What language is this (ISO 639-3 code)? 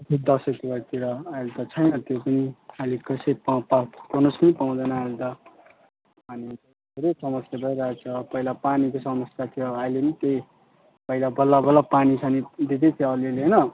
nep